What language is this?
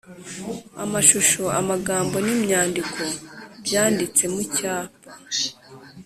Kinyarwanda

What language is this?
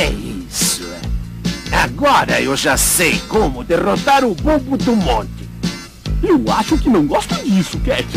Portuguese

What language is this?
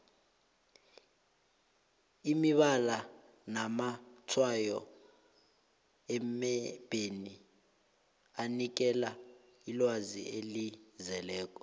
South Ndebele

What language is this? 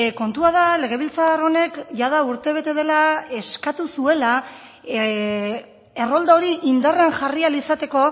Basque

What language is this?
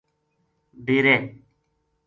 Gujari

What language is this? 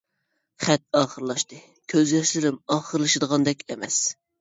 Uyghur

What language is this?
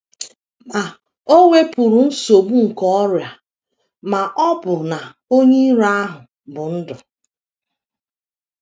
Igbo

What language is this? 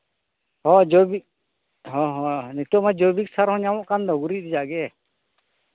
Santali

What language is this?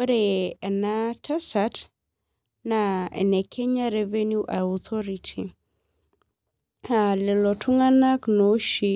Masai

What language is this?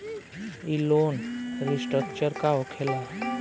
Bhojpuri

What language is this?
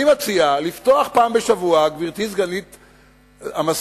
Hebrew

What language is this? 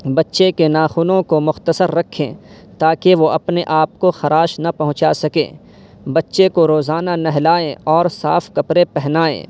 Urdu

